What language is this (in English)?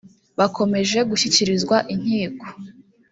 Kinyarwanda